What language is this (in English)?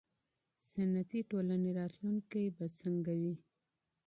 Pashto